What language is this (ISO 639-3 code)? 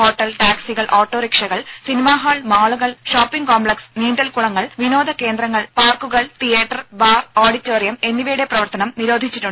mal